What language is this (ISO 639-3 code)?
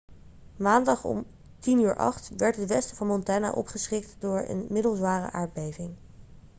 nld